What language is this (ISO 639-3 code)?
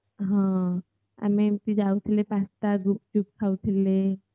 ori